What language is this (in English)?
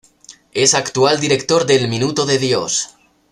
Spanish